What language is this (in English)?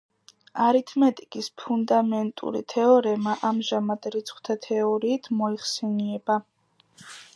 Georgian